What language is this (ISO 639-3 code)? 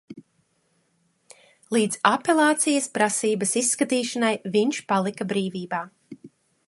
lav